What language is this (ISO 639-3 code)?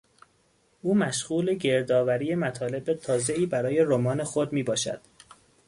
fas